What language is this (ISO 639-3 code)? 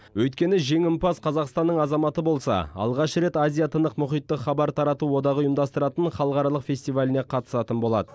kaz